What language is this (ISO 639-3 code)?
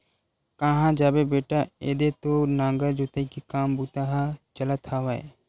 hne